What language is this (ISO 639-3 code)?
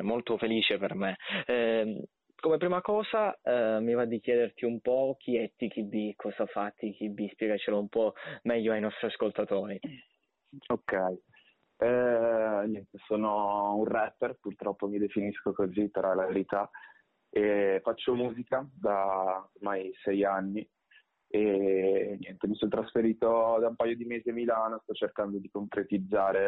ita